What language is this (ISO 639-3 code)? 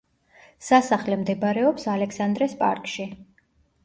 kat